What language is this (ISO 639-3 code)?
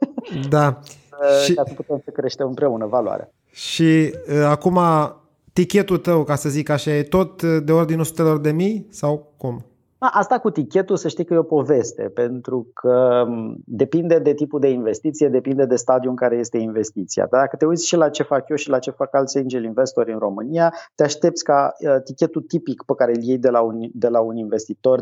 ron